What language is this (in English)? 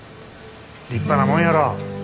Japanese